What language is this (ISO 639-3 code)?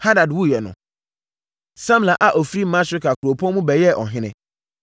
aka